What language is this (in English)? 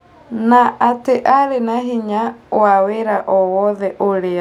Kikuyu